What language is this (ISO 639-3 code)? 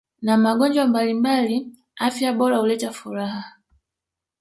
swa